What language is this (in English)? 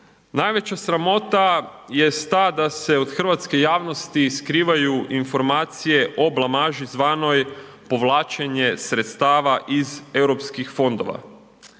Croatian